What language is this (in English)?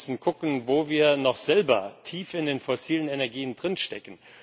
German